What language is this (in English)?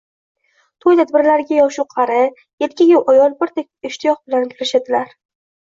Uzbek